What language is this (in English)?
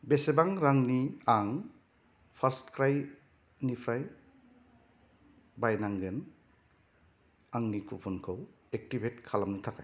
Bodo